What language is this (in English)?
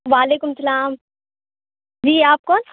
Urdu